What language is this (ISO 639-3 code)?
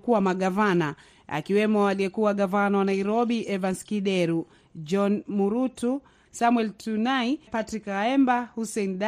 swa